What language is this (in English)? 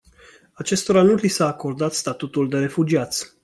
Romanian